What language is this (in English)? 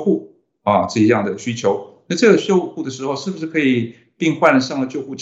Chinese